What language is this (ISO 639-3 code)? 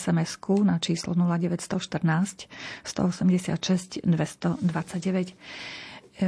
slk